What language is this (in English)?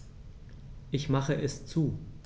German